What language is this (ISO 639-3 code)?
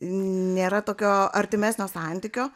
lit